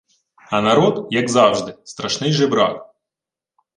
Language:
Ukrainian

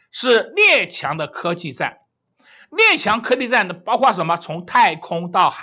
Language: Chinese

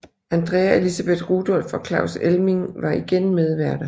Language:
Danish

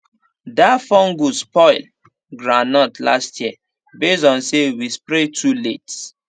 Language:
Nigerian Pidgin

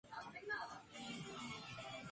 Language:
Spanish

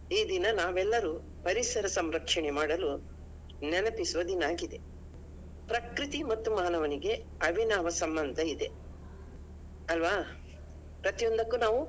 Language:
Kannada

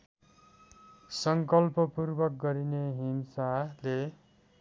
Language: Nepali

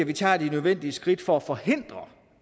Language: Danish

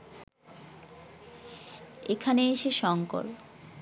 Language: Bangla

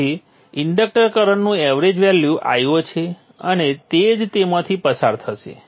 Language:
Gujarati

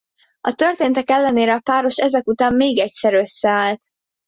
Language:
Hungarian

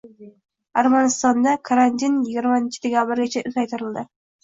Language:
Uzbek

